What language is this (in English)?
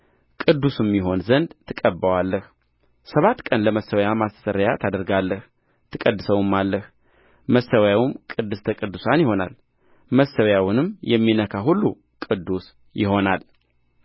Amharic